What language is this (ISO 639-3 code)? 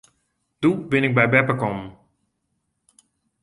fry